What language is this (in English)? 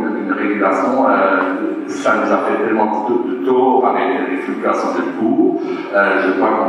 French